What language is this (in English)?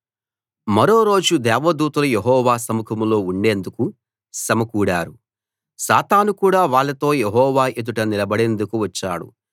Telugu